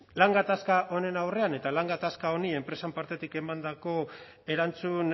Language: Basque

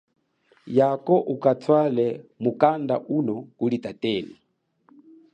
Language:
Chokwe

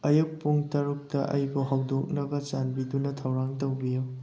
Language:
Manipuri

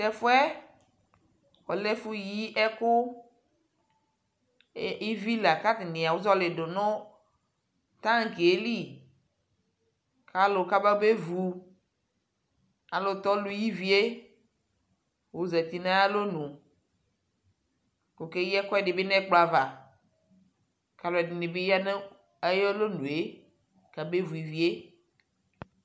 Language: Ikposo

